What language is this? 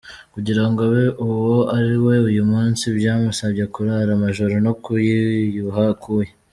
Kinyarwanda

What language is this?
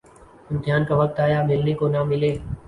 Urdu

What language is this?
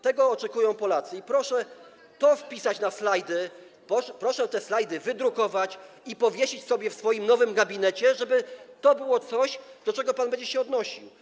Polish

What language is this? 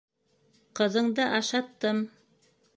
Bashkir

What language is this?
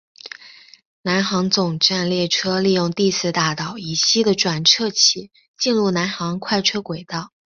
Chinese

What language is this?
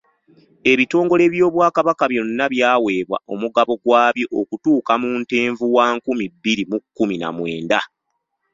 Ganda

